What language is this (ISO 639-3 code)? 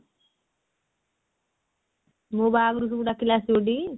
ori